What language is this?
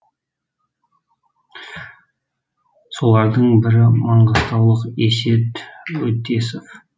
Kazakh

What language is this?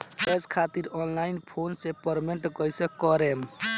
Bhojpuri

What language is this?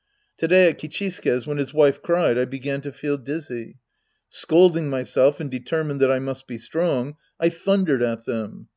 English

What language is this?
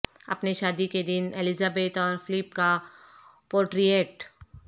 Urdu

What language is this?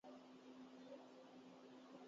Urdu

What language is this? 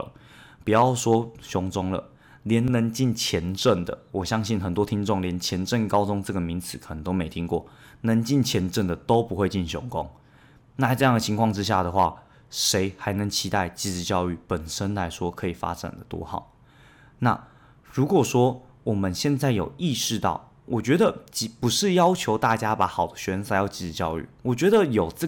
Chinese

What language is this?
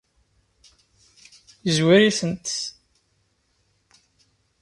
Kabyle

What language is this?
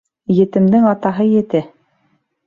Bashkir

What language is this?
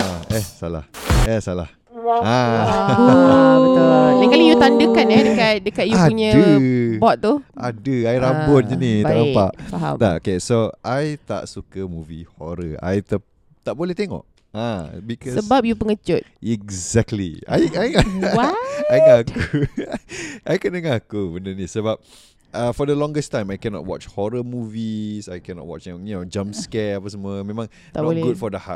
Malay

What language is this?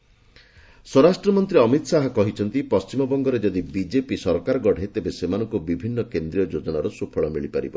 Odia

